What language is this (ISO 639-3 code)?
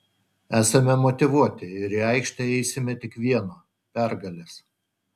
lit